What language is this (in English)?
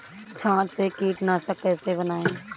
Hindi